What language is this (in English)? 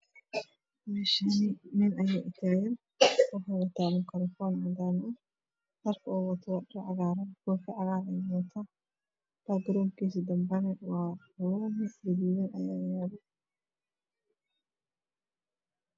Somali